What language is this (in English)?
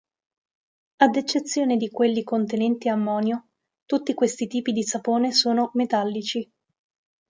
Italian